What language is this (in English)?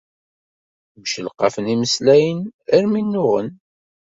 Kabyle